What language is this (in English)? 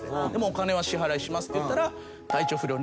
Japanese